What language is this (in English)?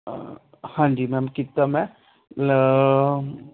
Punjabi